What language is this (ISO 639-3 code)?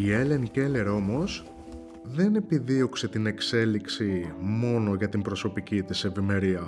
ell